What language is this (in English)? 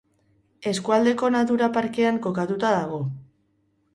Basque